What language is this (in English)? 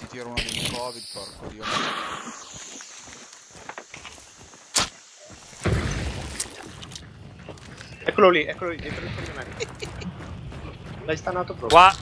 Italian